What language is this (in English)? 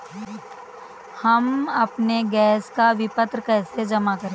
Hindi